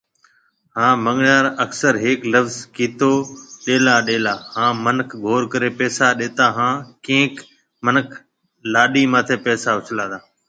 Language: Marwari (Pakistan)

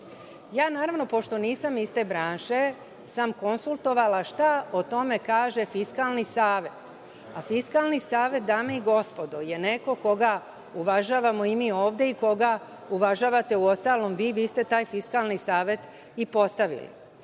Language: Serbian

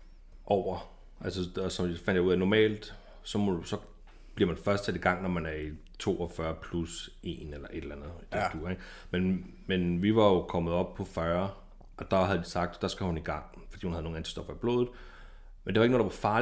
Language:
Danish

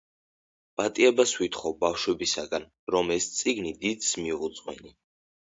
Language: Georgian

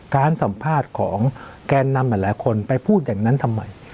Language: Thai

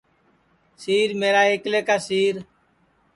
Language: Sansi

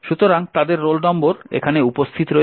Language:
Bangla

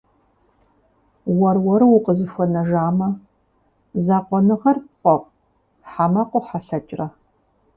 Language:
Kabardian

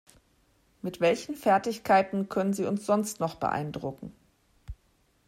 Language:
German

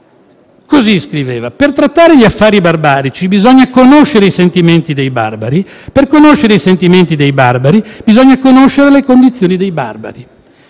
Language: Italian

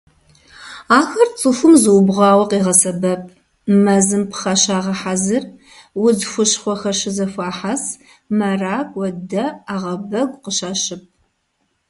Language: Kabardian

